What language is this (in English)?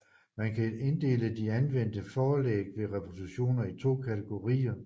Danish